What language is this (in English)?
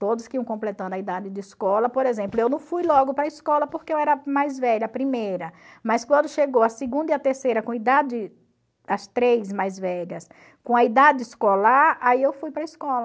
Portuguese